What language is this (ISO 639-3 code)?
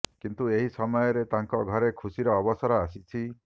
ori